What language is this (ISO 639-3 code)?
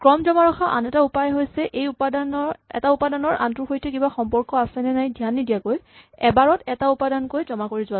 asm